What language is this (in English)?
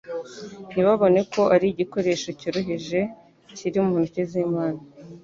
Kinyarwanda